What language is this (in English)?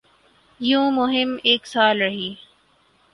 Urdu